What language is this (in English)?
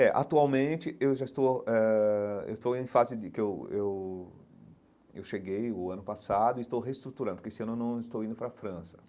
Portuguese